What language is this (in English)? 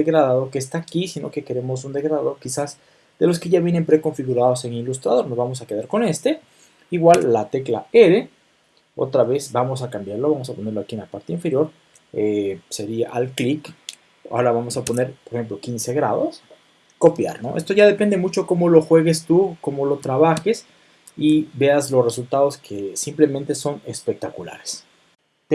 Spanish